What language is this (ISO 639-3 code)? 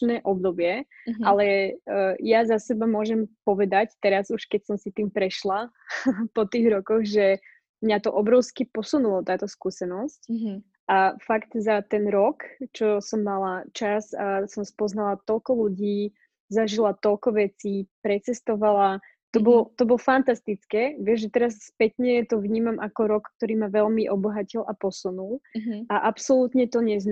slk